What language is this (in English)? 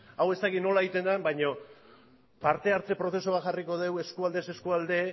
Basque